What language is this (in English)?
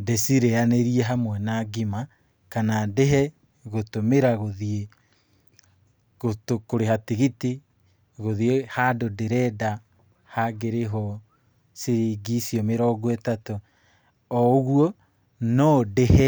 Kikuyu